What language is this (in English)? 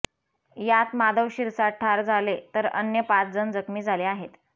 Marathi